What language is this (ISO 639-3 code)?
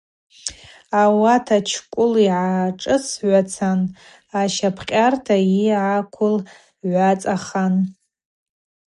abq